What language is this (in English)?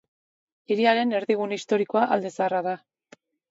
Basque